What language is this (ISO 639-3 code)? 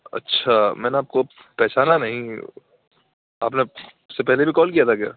urd